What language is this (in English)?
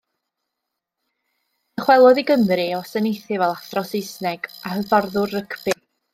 Welsh